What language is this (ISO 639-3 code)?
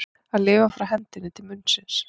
isl